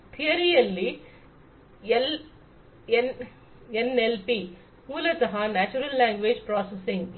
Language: Kannada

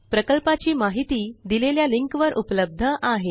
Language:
Marathi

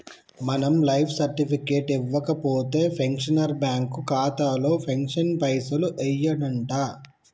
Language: Telugu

